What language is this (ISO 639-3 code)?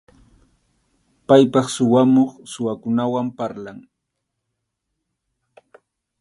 qxu